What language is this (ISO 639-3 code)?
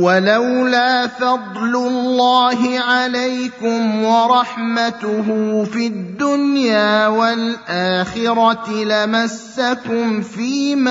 ara